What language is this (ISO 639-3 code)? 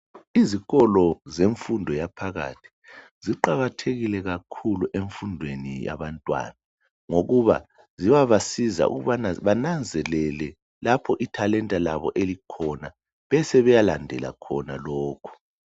nde